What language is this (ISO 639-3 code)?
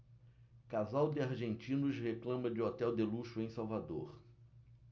por